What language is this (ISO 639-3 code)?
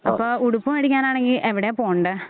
mal